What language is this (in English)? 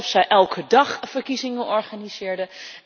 Dutch